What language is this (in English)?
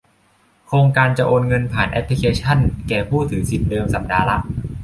Thai